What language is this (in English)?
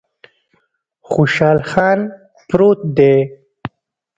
Pashto